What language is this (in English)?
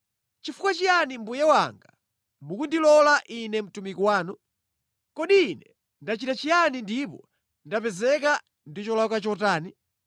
Nyanja